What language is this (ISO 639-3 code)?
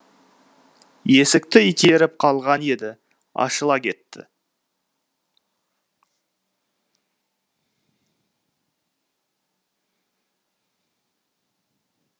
kaz